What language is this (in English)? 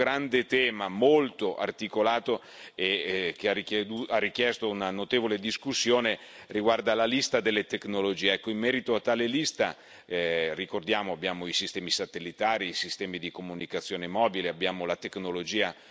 Italian